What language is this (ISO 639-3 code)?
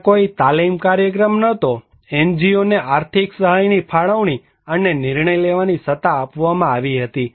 guj